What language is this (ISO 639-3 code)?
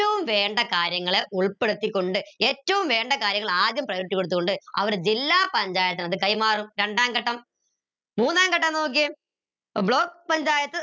mal